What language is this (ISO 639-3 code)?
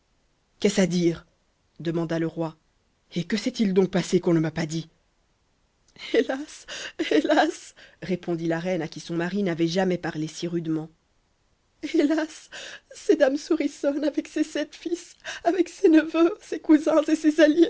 fra